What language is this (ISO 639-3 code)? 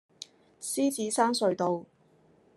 yue